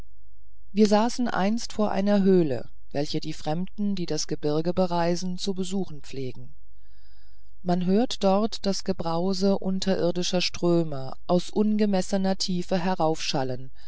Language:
German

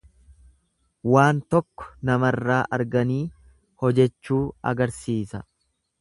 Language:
Oromo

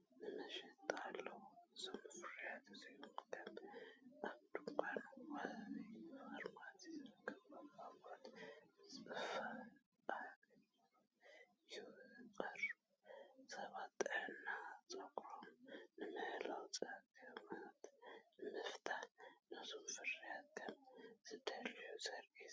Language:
Tigrinya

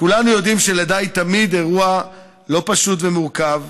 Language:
Hebrew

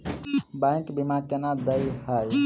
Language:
Maithili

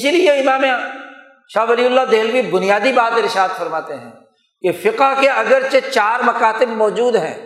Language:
Urdu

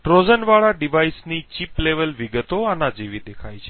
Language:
Gujarati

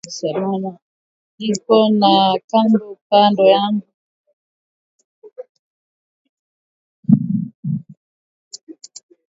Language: Swahili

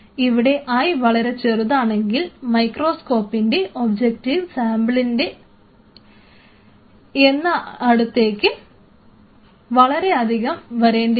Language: Malayalam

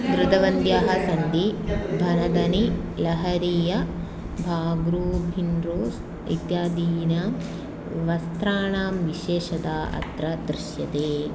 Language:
Sanskrit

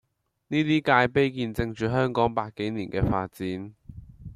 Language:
Cantonese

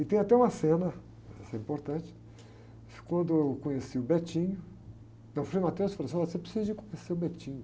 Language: Portuguese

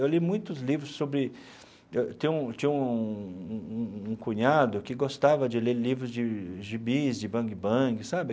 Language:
Portuguese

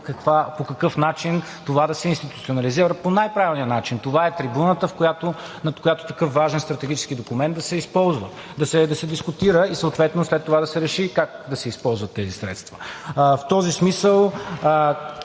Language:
Bulgarian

